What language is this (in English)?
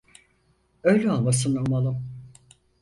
Turkish